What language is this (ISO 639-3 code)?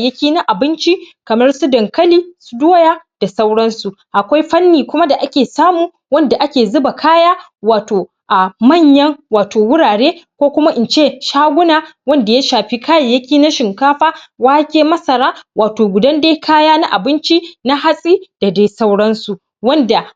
hau